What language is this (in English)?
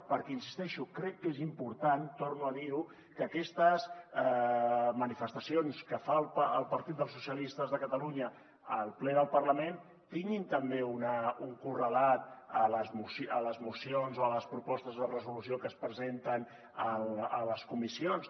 Catalan